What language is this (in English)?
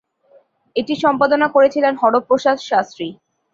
Bangla